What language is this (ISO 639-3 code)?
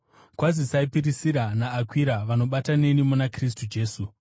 sna